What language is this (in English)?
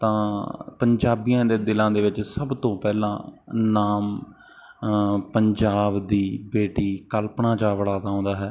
Punjabi